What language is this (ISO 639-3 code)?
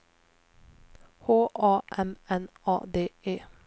swe